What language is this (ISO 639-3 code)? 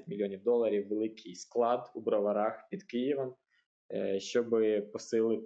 ukr